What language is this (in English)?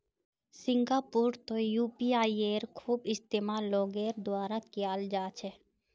Magahi